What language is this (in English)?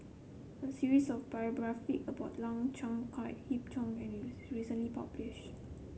English